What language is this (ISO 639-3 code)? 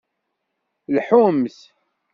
kab